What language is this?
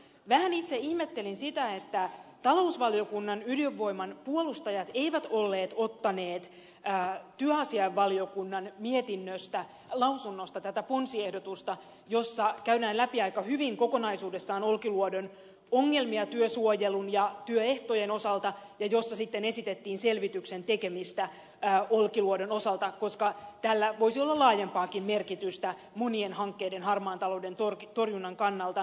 Finnish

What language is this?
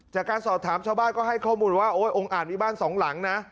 Thai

